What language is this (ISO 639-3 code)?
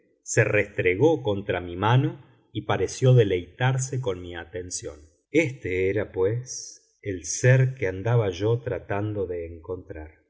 spa